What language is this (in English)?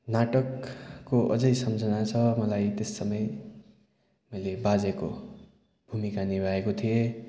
Nepali